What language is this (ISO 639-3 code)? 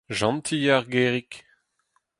bre